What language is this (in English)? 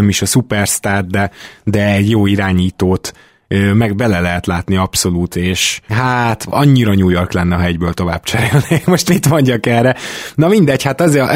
Hungarian